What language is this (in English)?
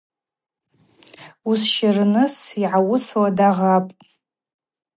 Abaza